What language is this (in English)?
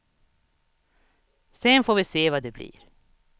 Swedish